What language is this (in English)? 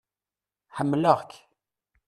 Kabyle